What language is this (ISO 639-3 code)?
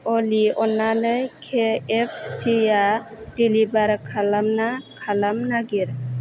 brx